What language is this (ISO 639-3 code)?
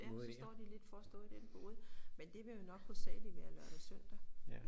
dan